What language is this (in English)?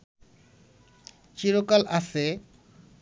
Bangla